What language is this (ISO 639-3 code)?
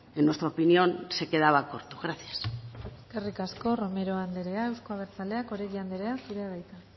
eus